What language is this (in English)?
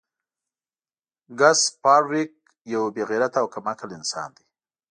Pashto